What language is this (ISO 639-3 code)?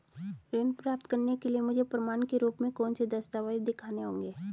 hin